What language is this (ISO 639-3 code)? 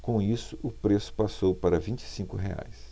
por